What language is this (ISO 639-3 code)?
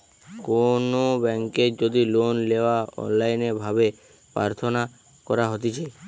ben